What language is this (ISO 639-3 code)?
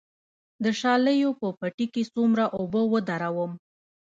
pus